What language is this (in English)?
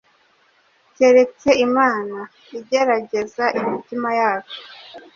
Kinyarwanda